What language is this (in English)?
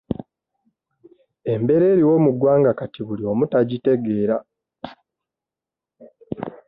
Ganda